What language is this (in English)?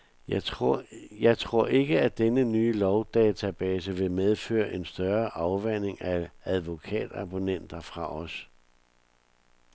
Danish